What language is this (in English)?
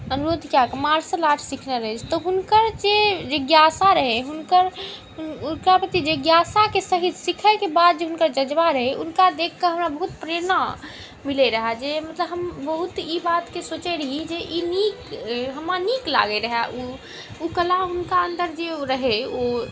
Maithili